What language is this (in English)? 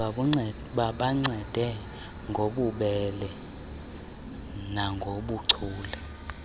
Xhosa